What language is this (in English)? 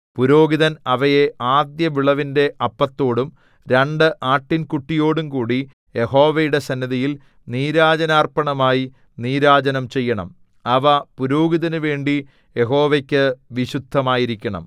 Malayalam